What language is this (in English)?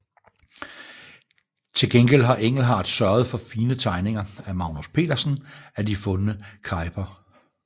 Danish